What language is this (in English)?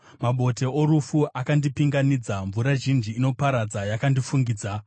Shona